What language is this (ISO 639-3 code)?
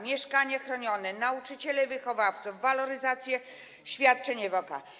pol